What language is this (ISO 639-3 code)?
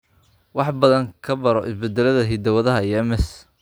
som